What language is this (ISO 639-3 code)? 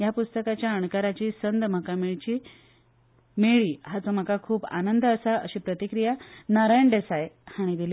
kok